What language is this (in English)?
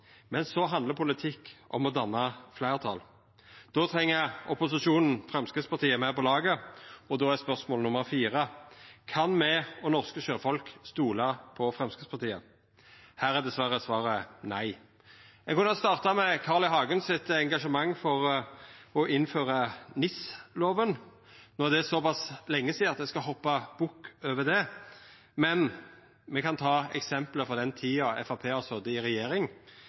Norwegian Nynorsk